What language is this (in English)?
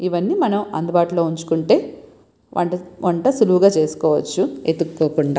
Telugu